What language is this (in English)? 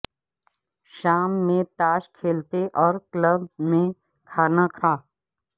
Urdu